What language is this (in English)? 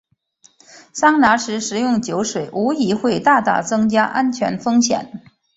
Chinese